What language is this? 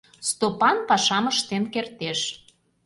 Mari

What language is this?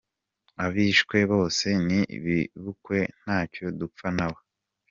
Kinyarwanda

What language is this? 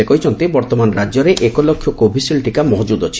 Odia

